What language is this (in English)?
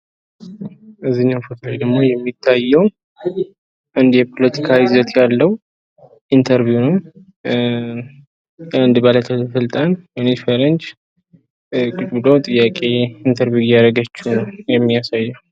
Amharic